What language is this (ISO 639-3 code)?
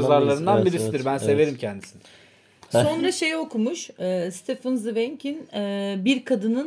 tur